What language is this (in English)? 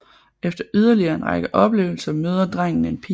Danish